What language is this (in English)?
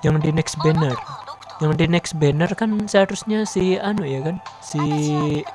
Indonesian